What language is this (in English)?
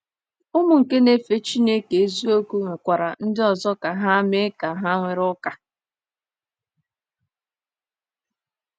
Igbo